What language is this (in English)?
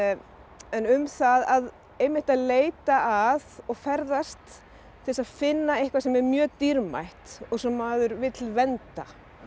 Icelandic